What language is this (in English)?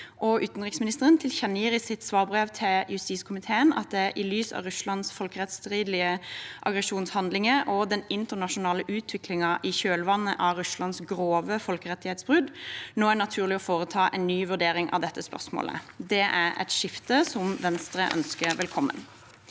Norwegian